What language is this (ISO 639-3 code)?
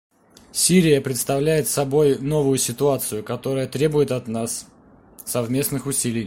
rus